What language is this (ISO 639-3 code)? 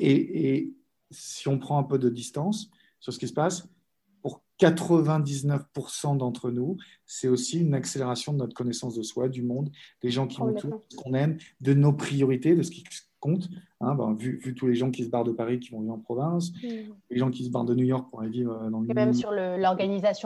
fra